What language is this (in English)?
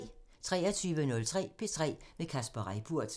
Danish